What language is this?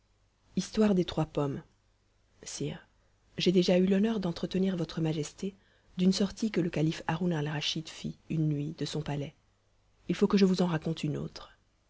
French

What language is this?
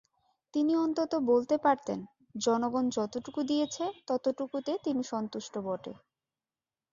Bangla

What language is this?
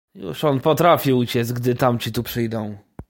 Polish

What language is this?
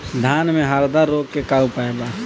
Bhojpuri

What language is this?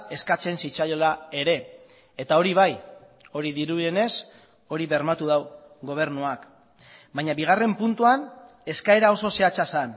Basque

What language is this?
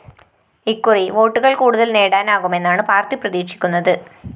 Malayalam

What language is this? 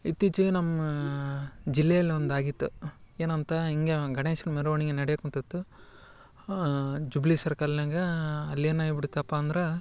Kannada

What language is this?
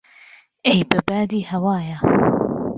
Central Kurdish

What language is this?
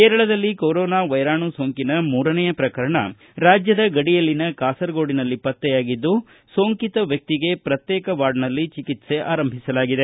Kannada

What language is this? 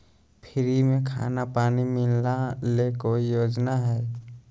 Magahi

